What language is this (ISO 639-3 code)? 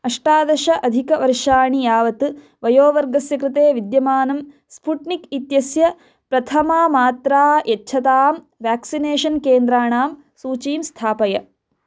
san